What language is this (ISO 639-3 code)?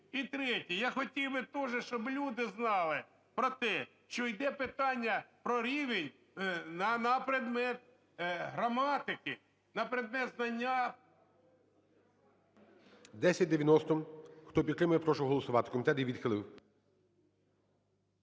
ukr